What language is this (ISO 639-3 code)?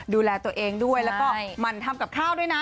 tha